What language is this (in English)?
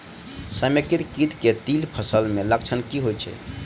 Maithili